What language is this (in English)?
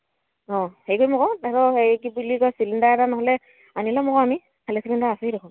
Assamese